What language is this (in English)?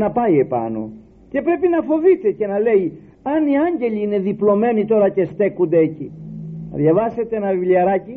Greek